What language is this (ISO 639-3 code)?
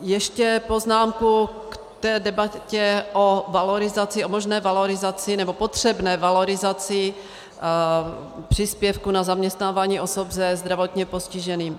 ces